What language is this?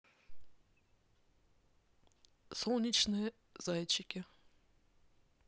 Russian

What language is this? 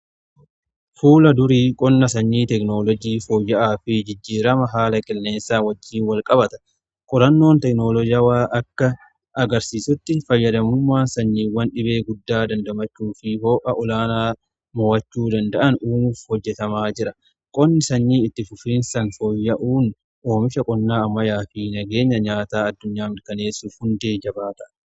Oromo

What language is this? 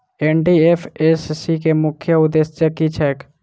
Maithili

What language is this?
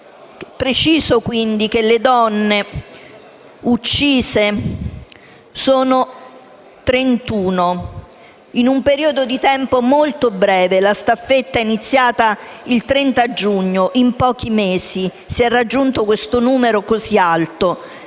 Italian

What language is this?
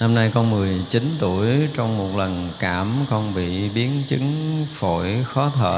Vietnamese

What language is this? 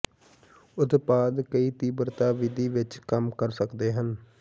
Punjabi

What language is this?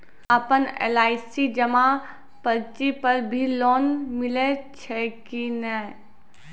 Maithili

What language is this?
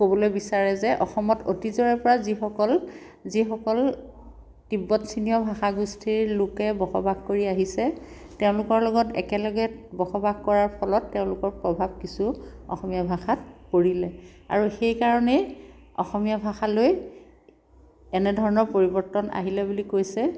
Assamese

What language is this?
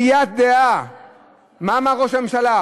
Hebrew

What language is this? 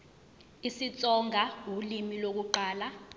Zulu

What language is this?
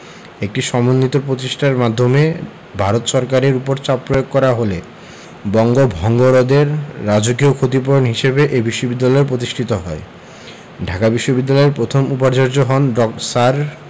Bangla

